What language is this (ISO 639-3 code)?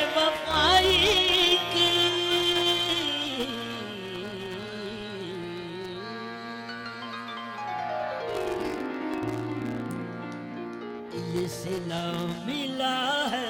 ara